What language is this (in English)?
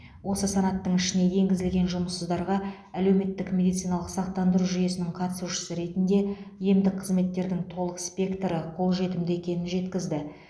Kazakh